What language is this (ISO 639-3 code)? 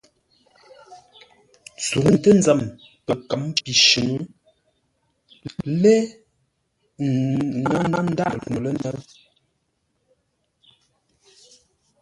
nla